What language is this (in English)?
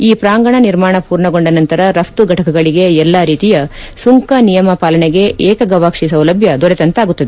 Kannada